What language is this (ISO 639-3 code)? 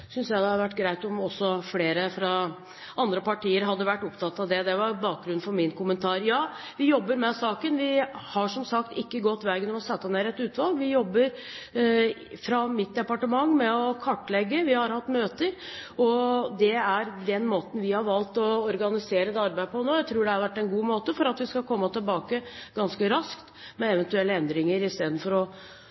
nob